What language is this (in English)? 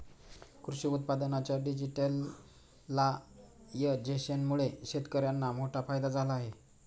Marathi